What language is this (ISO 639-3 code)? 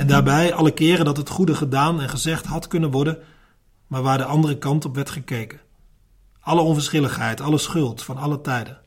nld